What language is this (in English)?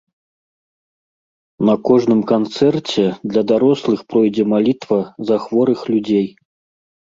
Belarusian